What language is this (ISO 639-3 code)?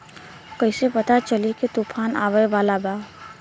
bho